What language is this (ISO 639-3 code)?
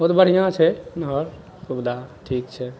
mai